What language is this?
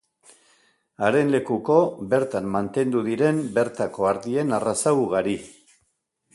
Basque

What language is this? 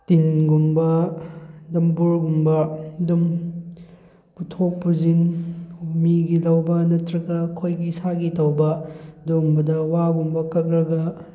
Manipuri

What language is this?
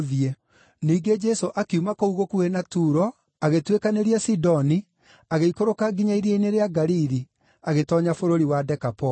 Kikuyu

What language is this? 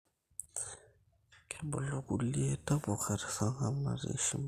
Masai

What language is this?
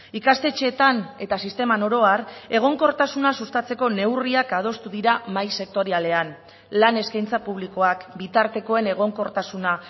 Basque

